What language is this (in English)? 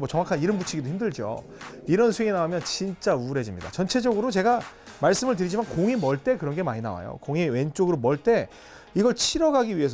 Korean